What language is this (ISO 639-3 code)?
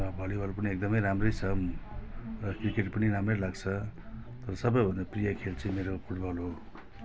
nep